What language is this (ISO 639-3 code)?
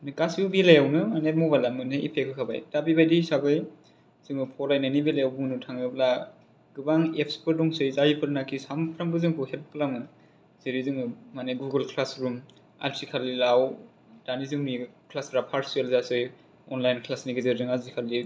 brx